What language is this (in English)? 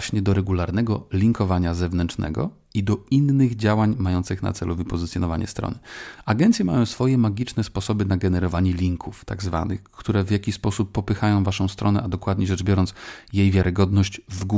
Polish